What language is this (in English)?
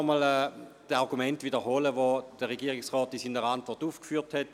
Swiss German